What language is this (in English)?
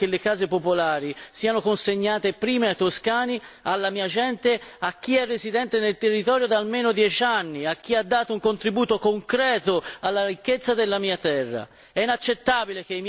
Italian